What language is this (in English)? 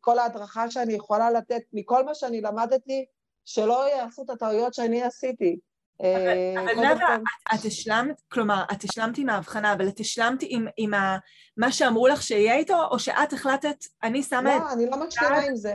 Hebrew